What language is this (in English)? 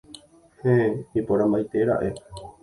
Guarani